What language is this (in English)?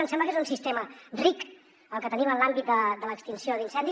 Catalan